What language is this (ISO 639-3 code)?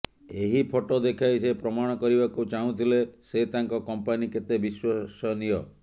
ori